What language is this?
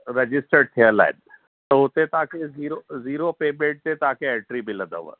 Sindhi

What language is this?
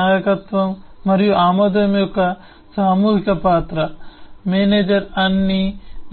Telugu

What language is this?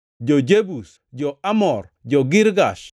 Luo (Kenya and Tanzania)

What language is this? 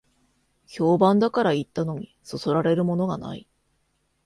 Japanese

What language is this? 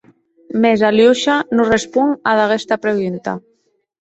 Occitan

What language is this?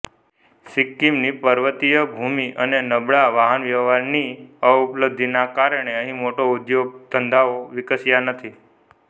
Gujarati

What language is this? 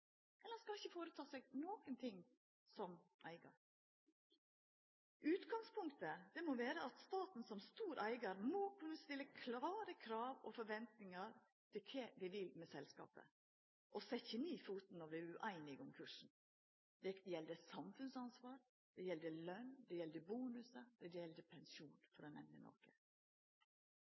Norwegian Nynorsk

